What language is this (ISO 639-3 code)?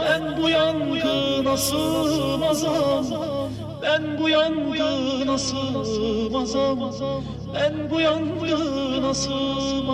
bul